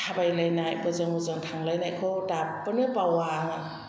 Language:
Bodo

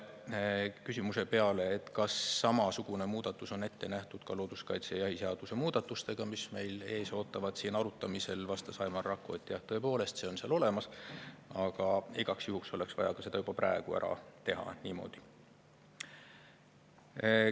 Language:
Estonian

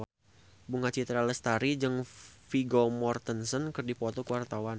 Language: Sundanese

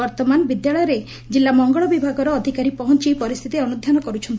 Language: Odia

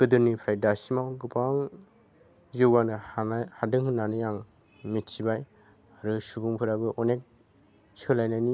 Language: Bodo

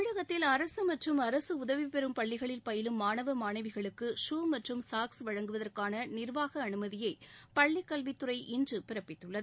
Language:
Tamil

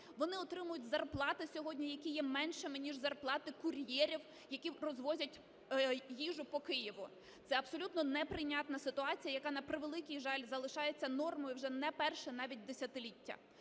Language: Ukrainian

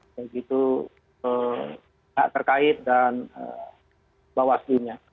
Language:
Indonesian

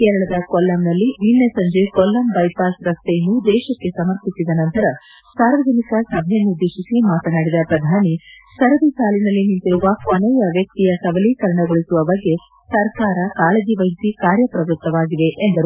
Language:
Kannada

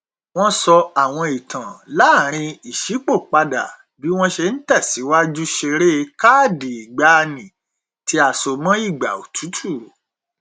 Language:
Yoruba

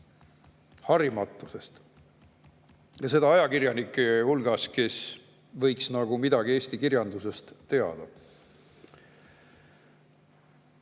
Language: Estonian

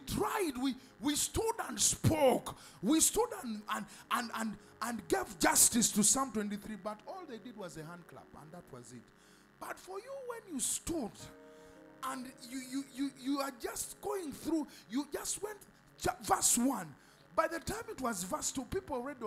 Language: English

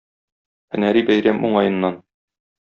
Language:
Tatar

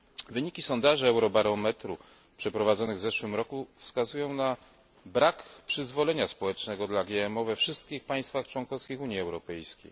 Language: Polish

